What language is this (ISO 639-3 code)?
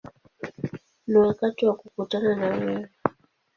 swa